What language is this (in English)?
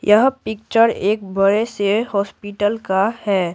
Hindi